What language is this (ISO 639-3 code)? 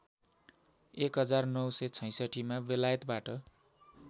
nep